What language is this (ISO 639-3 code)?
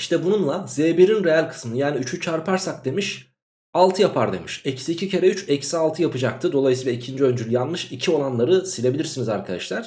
tur